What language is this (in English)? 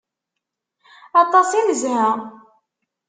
Kabyle